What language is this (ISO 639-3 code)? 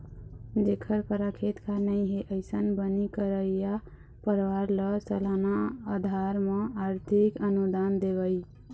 hne